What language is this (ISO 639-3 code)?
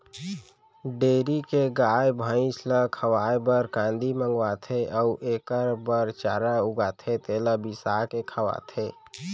hne